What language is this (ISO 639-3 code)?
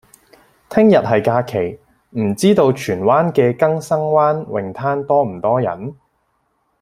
yue